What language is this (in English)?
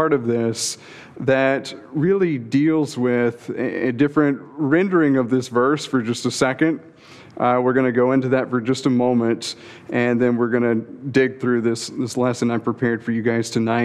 English